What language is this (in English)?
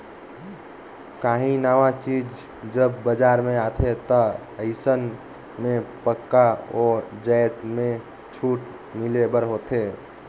Chhattisgarhi